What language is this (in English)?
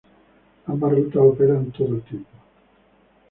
Spanish